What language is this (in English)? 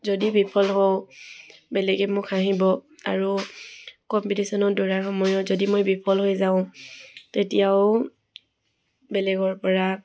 Assamese